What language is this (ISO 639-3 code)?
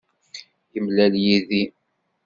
kab